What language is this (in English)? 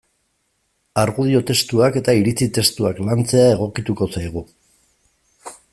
Basque